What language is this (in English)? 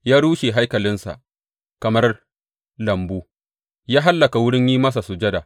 Hausa